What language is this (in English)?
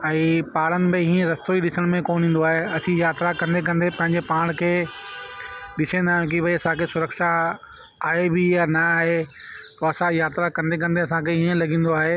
Sindhi